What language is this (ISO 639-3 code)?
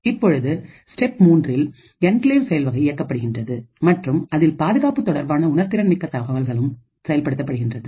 tam